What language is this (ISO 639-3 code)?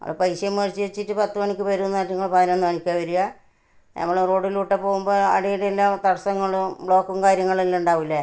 mal